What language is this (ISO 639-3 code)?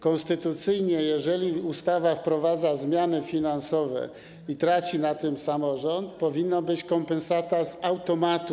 pol